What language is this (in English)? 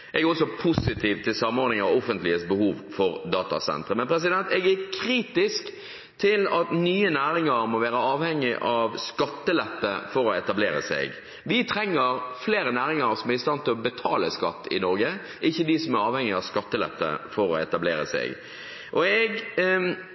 Norwegian Bokmål